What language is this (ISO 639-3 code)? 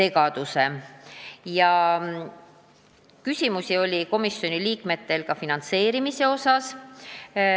est